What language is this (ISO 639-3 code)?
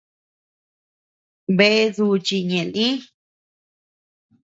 cux